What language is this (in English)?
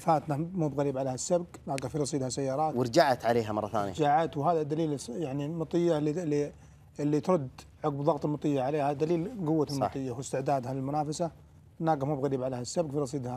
Arabic